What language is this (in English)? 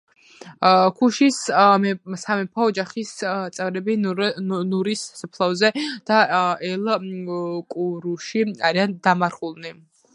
Georgian